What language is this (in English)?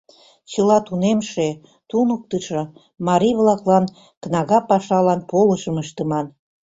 Mari